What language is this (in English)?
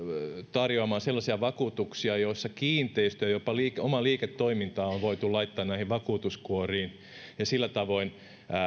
Finnish